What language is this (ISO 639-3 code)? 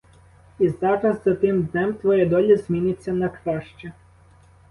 ukr